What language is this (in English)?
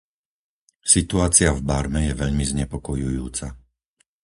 Slovak